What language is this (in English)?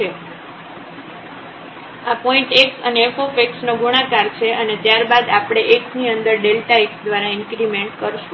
Gujarati